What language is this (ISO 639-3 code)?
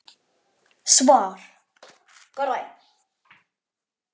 isl